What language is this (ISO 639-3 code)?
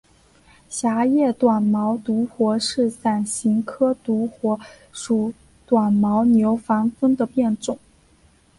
zho